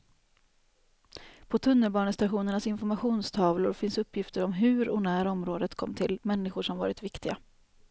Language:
Swedish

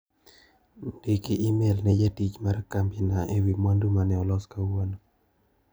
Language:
Luo (Kenya and Tanzania)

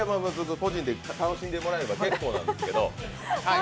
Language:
Japanese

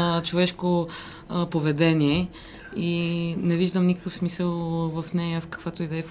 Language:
Bulgarian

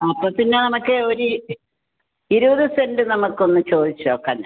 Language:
Malayalam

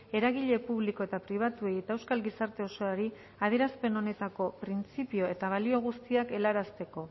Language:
Basque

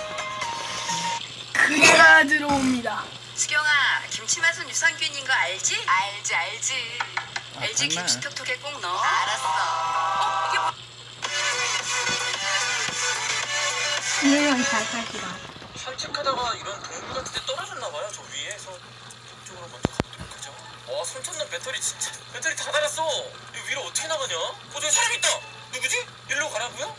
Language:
Korean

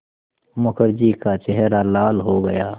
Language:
Hindi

